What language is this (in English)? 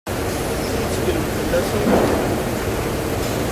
Kabyle